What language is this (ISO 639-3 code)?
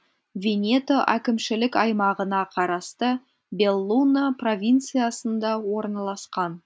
kaz